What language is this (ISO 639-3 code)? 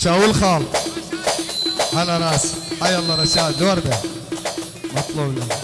ara